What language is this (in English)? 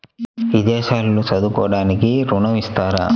Telugu